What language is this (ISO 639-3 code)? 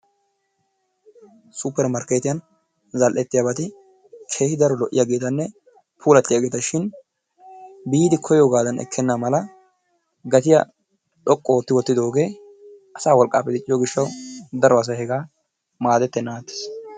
wal